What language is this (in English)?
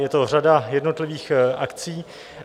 Czech